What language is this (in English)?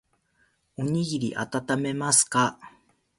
Japanese